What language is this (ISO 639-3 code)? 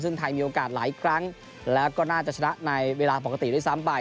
tha